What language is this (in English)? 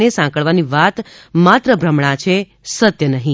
Gujarati